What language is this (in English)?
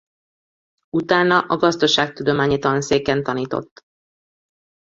Hungarian